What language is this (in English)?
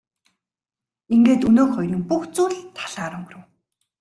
Mongolian